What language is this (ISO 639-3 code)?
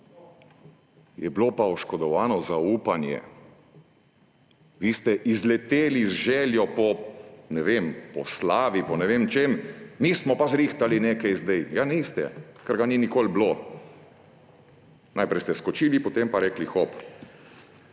slv